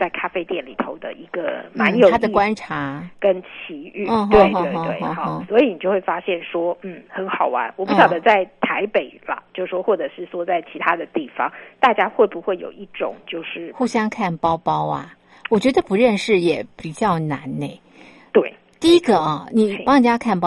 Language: Chinese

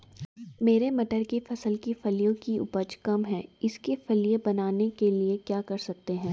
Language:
Hindi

